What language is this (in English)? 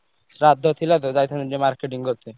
Odia